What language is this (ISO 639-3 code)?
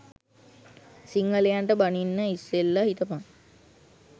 sin